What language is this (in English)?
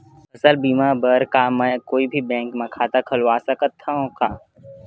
Chhattisgarhi